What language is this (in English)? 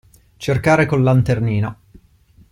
Italian